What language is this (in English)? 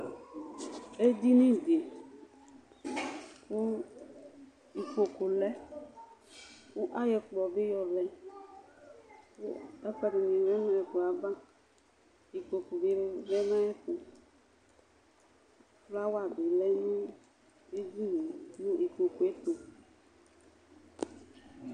Ikposo